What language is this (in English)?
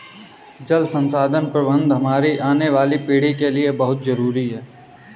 Hindi